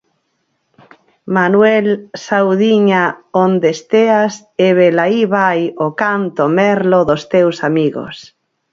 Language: Galician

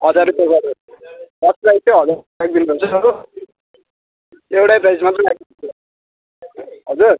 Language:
Nepali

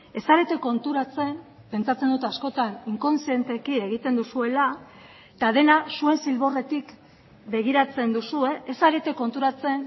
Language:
Basque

